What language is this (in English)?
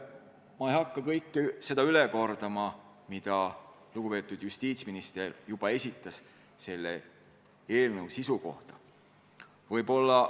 Estonian